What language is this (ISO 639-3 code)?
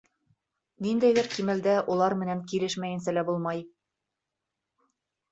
bak